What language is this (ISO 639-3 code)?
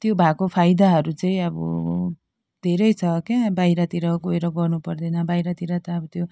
nep